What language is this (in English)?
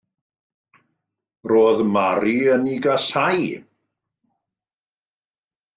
Welsh